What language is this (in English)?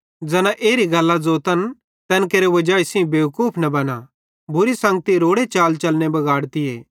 Bhadrawahi